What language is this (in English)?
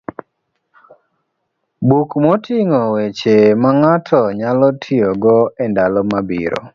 Luo (Kenya and Tanzania)